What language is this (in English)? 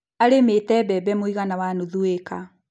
Kikuyu